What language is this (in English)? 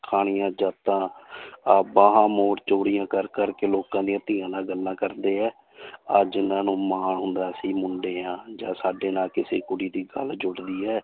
Punjabi